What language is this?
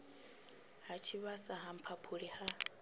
Venda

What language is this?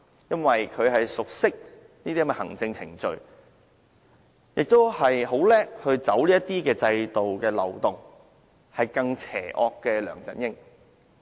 Cantonese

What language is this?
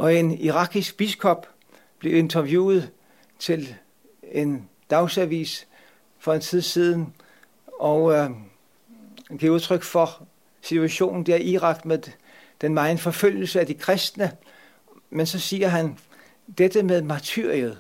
Danish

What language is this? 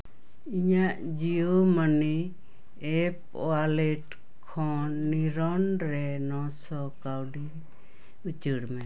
Santali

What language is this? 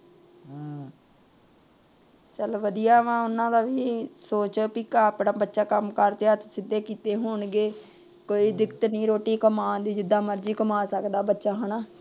Punjabi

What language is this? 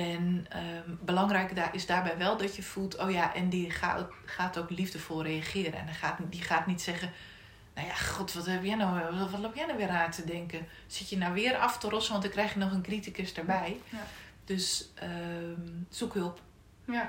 Dutch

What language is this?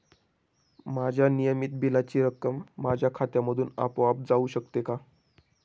Marathi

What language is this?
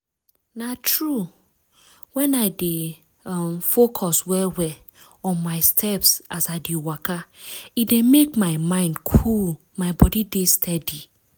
Nigerian Pidgin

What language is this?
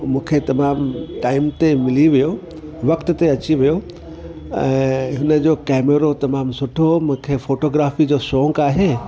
Sindhi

